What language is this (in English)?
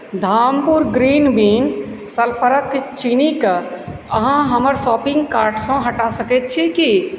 Maithili